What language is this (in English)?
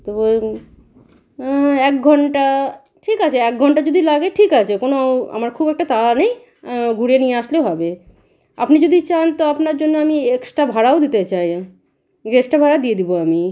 Bangla